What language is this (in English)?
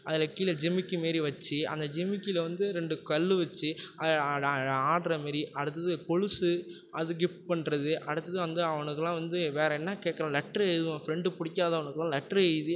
Tamil